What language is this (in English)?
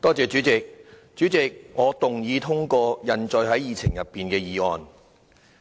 Cantonese